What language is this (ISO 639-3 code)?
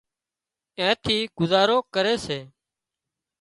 kxp